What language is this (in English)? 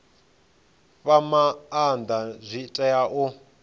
Venda